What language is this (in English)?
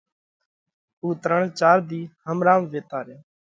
Parkari Koli